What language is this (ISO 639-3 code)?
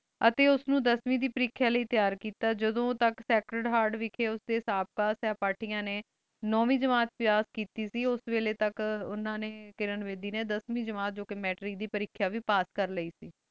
pan